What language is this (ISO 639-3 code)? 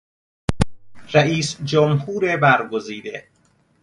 fas